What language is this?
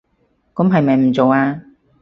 Cantonese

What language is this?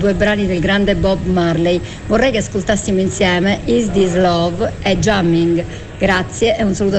Italian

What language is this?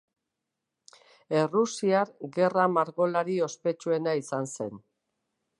Basque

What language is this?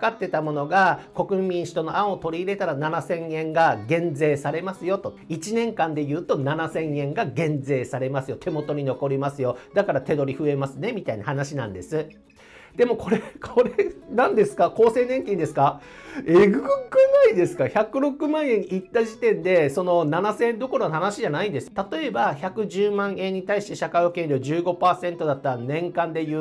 Japanese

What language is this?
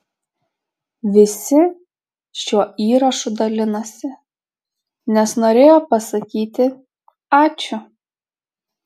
Lithuanian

